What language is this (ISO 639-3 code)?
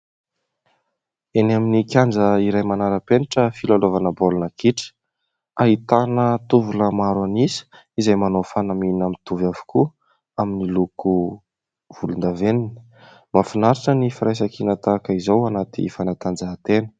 mlg